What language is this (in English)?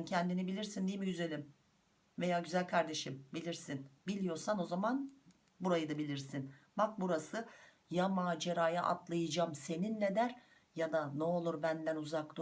Turkish